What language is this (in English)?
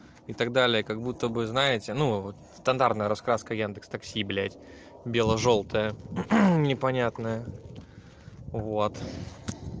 Russian